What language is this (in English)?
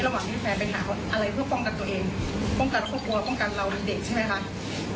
Thai